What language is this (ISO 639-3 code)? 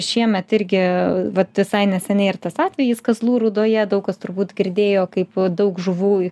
lit